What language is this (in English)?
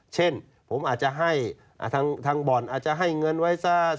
Thai